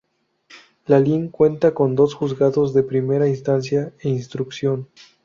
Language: Spanish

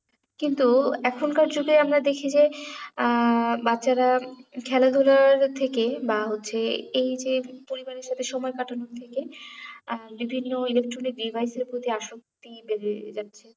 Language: Bangla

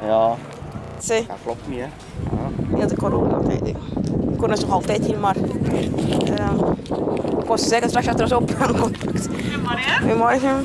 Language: Dutch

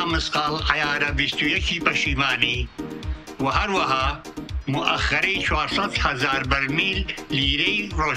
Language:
Arabic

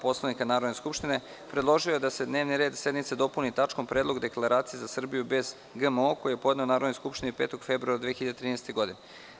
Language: Serbian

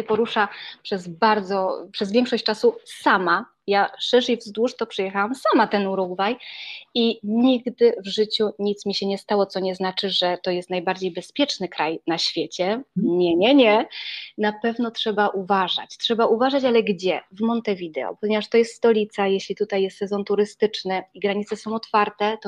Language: Polish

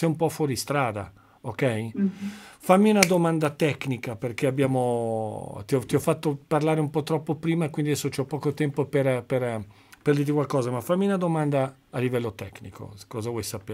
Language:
Italian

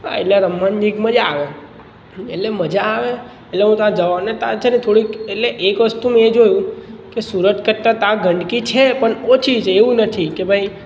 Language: Gujarati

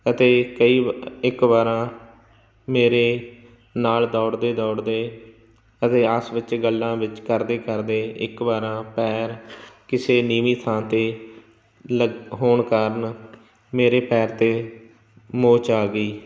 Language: Punjabi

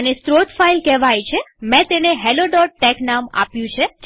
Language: Gujarati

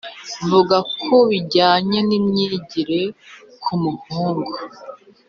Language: Kinyarwanda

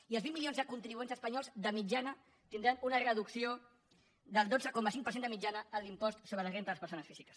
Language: Catalan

